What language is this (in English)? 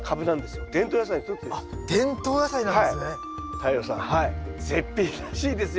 Japanese